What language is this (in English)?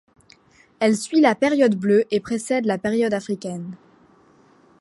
French